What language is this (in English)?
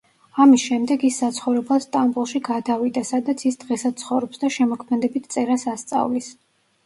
Georgian